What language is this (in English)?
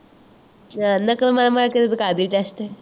Punjabi